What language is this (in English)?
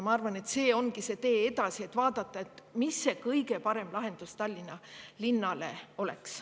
Estonian